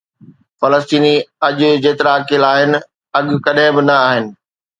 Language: Sindhi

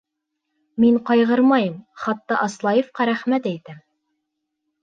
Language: Bashkir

